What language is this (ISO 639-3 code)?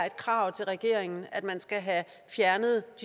dan